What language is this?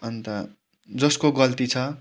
Nepali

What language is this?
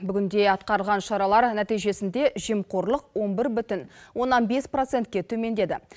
Kazakh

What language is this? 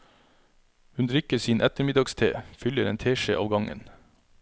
Norwegian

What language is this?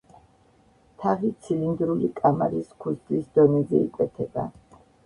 Georgian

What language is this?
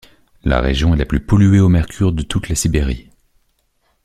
French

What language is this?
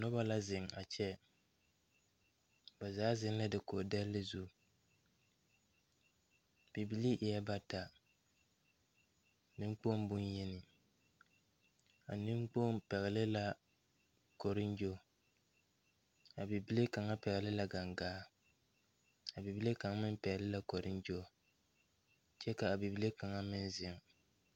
Southern Dagaare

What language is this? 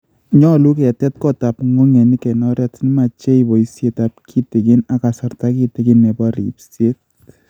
Kalenjin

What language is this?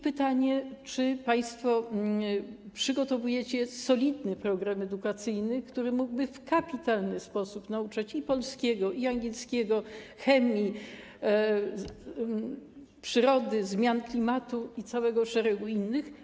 Polish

